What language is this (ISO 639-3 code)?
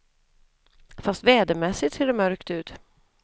swe